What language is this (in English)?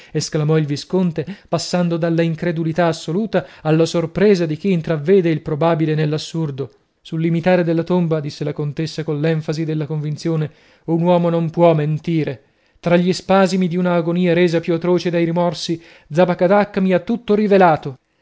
Italian